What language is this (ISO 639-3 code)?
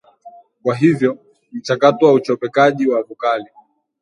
swa